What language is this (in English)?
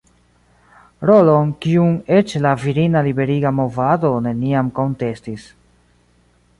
Esperanto